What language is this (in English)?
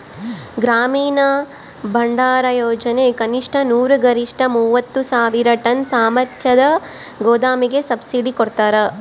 Kannada